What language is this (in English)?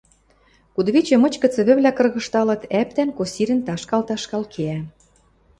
Western Mari